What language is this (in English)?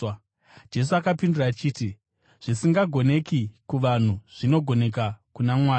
Shona